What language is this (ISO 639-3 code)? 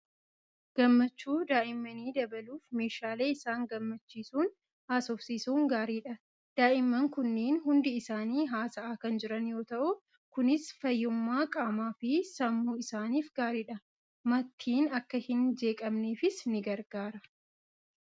orm